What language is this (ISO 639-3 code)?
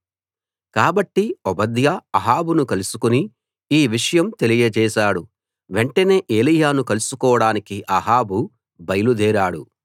tel